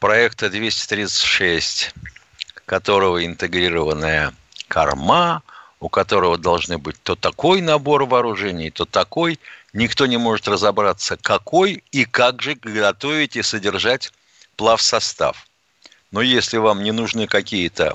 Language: Russian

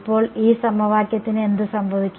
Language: Malayalam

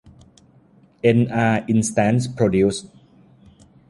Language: Thai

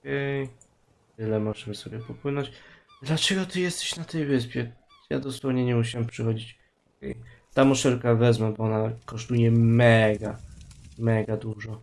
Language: Polish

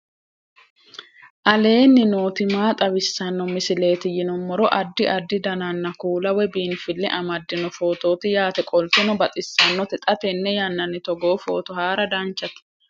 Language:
Sidamo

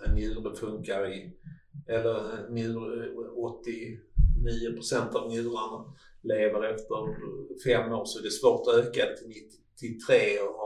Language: Swedish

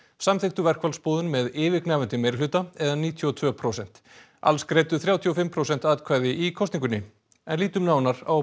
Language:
Icelandic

